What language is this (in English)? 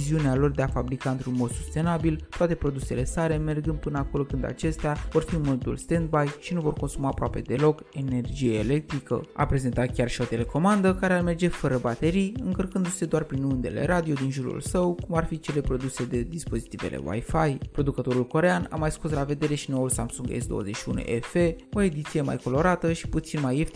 Romanian